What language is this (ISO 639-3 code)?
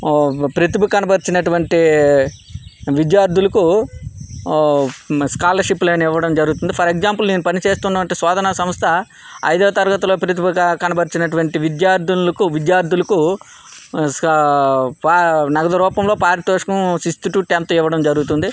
tel